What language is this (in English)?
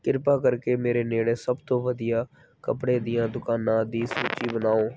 Punjabi